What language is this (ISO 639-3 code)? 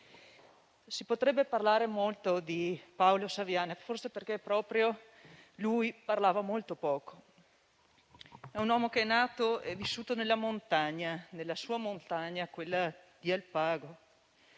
ita